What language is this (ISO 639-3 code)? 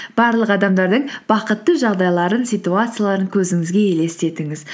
kaz